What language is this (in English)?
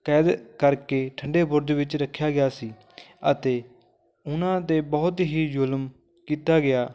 Punjabi